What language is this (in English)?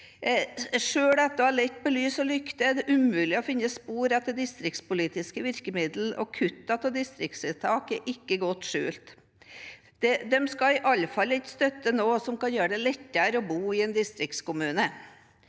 Norwegian